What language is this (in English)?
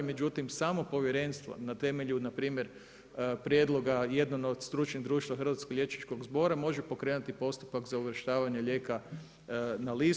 Croatian